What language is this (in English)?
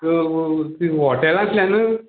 Konkani